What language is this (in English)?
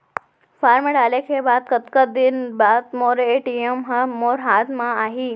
Chhattisgarhi